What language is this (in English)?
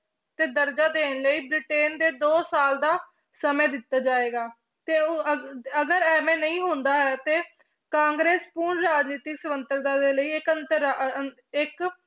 Punjabi